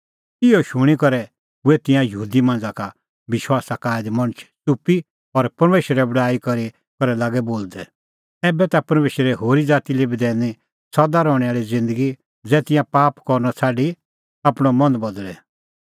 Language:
Kullu Pahari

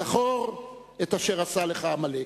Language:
Hebrew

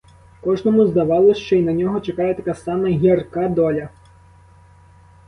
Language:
Ukrainian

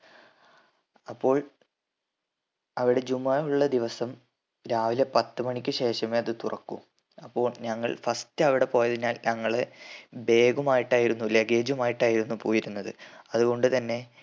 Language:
Malayalam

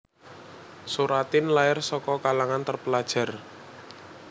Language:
Javanese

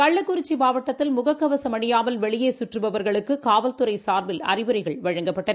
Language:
Tamil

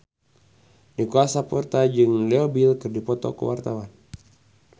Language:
Sundanese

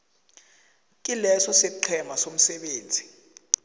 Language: South Ndebele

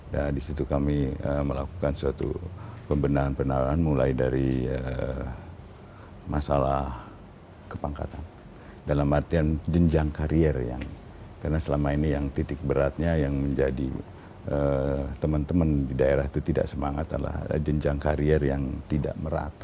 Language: Indonesian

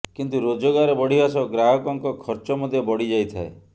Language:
Odia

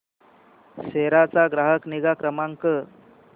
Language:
Marathi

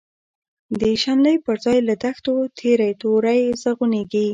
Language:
Pashto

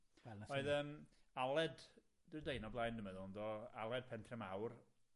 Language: Welsh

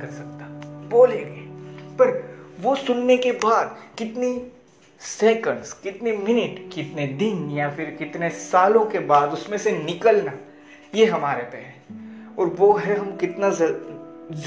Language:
Hindi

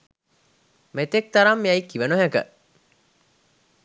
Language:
Sinhala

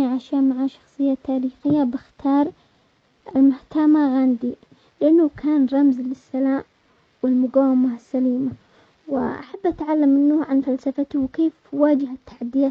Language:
Omani Arabic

